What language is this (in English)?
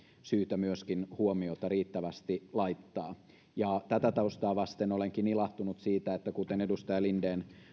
Finnish